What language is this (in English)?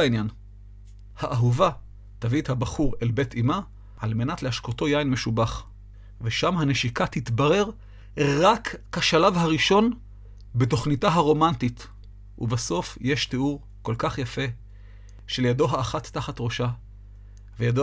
Hebrew